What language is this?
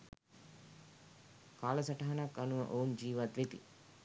Sinhala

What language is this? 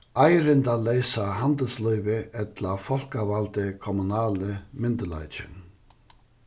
Faroese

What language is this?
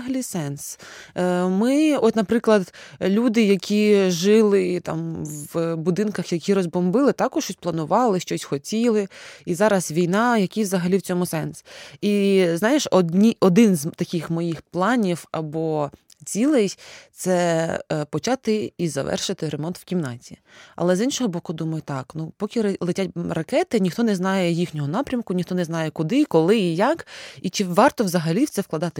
Ukrainian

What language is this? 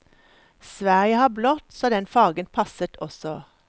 Norwegian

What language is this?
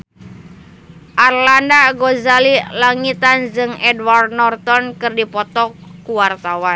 Sundanese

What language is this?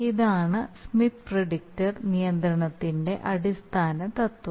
Malayalam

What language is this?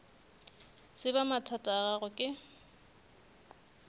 Northern Sotho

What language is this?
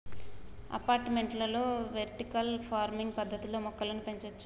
Telugu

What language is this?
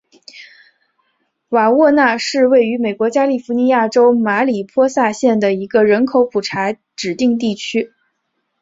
Chinese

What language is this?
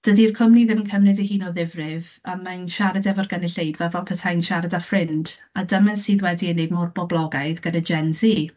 Welsh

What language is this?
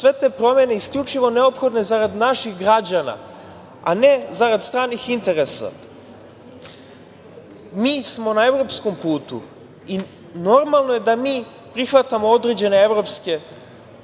Serbian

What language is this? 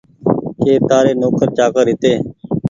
Goaria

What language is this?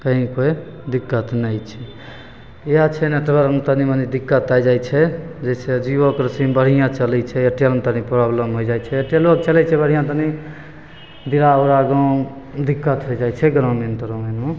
Maithili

